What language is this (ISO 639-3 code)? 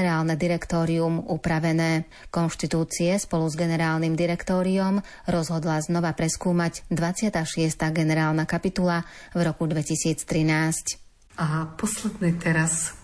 slk